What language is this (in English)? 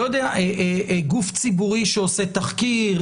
Hebrew